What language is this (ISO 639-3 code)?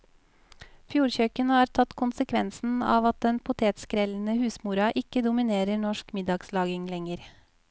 nor